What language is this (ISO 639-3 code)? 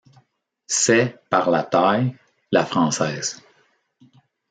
fra